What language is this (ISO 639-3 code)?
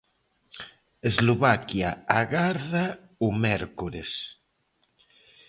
glg